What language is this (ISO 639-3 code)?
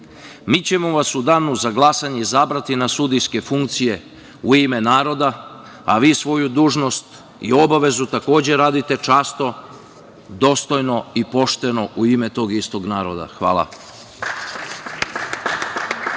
srp